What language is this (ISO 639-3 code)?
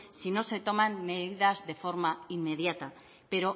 spa